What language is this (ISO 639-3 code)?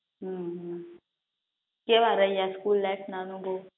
guj